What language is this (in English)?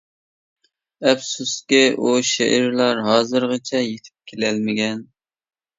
Uyghur